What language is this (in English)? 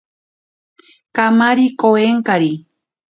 Ashéninka Perené